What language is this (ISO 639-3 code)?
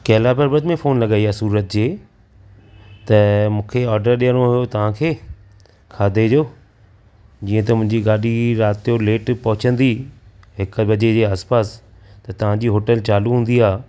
snd